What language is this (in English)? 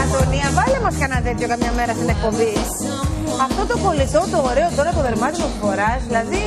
Greek